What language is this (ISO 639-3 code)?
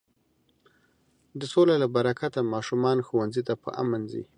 pus